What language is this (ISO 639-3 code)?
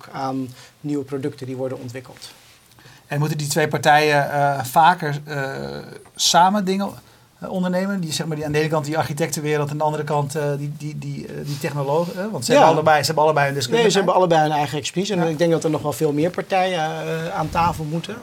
nld